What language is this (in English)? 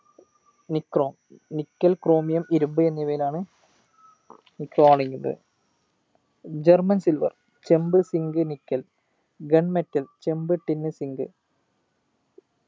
Malayalam